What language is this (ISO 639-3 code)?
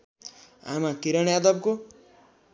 nep